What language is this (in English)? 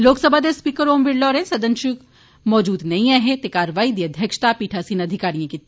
Dogri